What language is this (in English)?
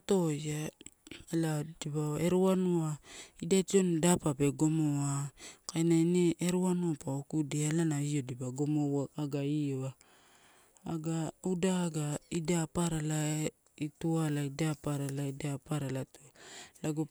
Torau